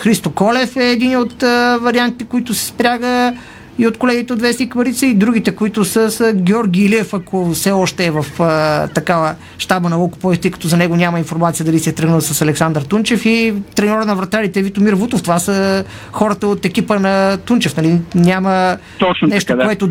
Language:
Bulgarian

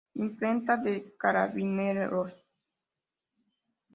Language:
Spanish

